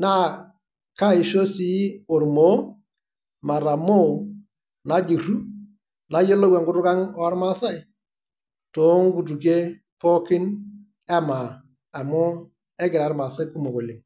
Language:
Masai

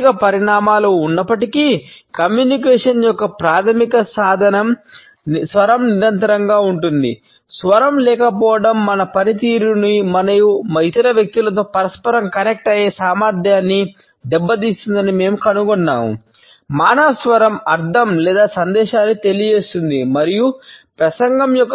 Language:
Telugu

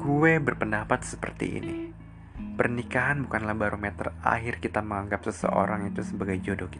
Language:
Indonesian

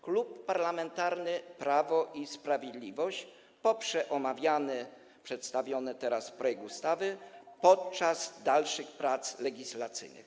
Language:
Polish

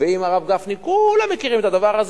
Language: Hebrew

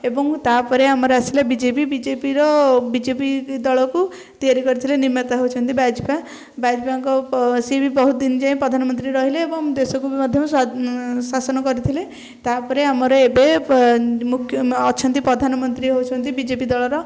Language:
Odia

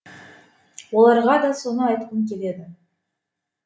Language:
Kazakh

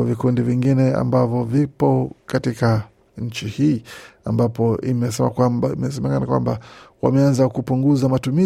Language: Swahili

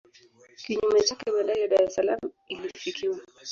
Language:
Swahili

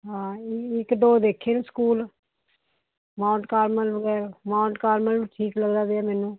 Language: Punjabi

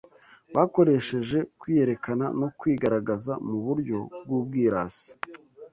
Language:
Kinyarwanda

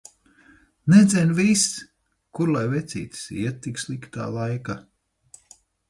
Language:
Latvian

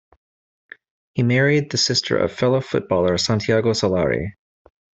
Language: English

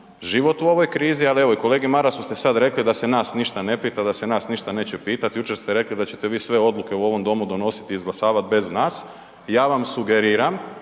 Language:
Croatian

